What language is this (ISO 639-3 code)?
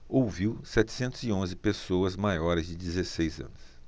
por